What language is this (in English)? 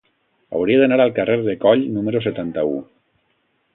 Catalan